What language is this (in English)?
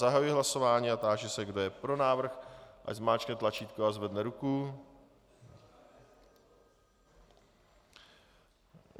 Czech